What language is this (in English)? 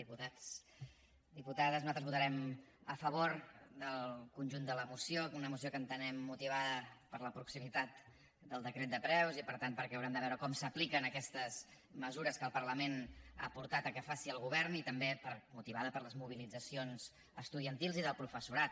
Catalan